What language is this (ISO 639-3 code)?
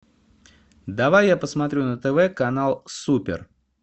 rus